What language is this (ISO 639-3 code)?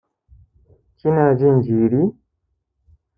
hau